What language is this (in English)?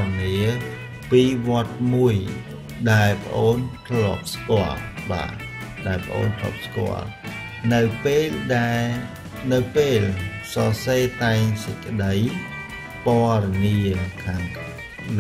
Vietnamese